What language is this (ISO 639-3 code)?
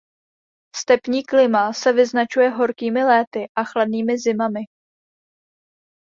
ces